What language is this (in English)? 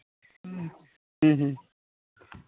Santali